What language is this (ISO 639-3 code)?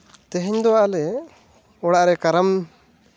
sat